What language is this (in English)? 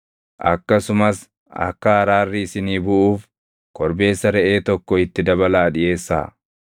Oromo